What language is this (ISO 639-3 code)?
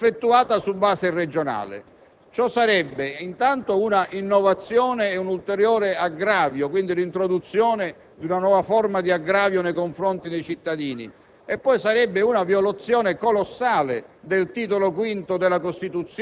ita